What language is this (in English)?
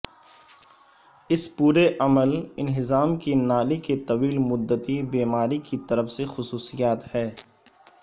Urdu